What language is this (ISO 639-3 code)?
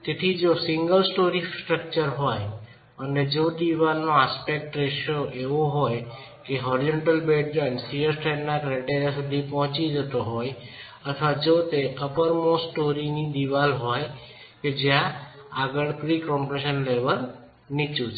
guj